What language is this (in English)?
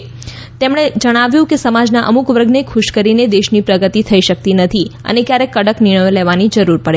Gujarati